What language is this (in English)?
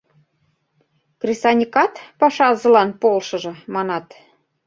Mari